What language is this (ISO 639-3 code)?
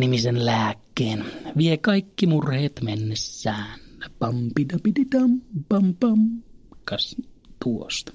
fin